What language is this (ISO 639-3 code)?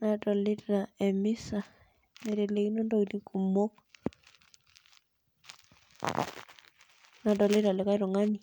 mas